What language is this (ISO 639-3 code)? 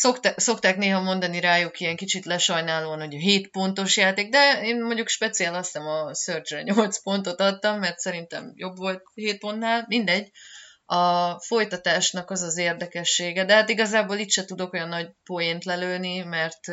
hun